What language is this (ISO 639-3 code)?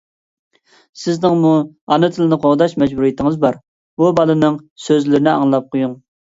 uig